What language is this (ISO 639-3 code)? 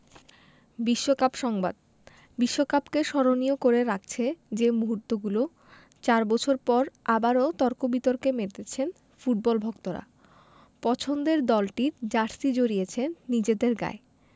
ben